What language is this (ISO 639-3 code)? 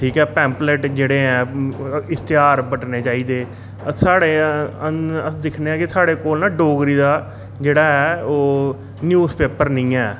doi